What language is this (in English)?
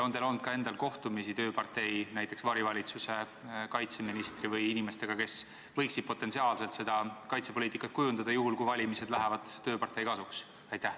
Estonian